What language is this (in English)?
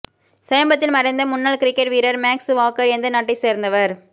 Tamil